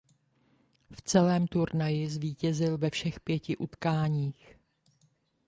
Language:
Czech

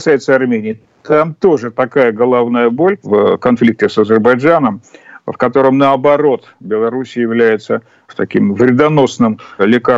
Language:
Russian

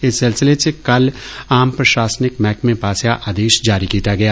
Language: Dogri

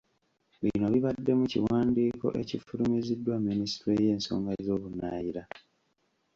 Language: Ganda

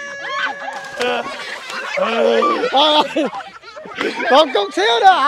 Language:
Vietnamese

